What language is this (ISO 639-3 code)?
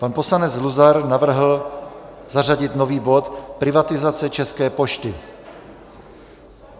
ces